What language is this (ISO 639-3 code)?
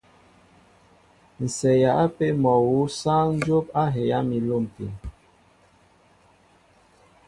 mbo